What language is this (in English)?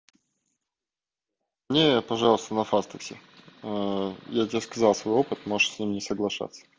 Russian